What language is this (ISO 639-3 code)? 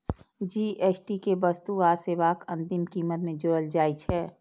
mai